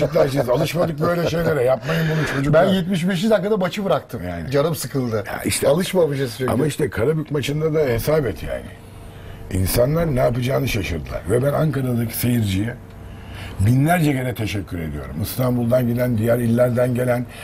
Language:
Turkish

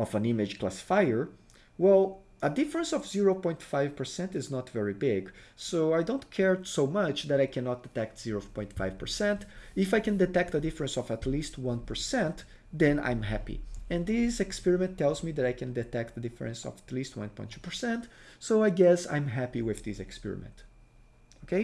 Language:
English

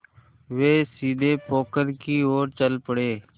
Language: Hindi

